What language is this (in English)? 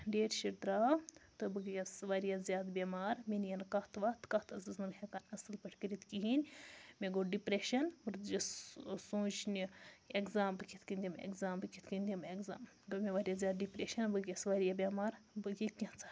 Kashmiri